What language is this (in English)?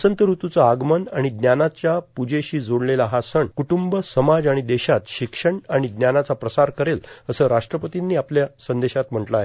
Marathi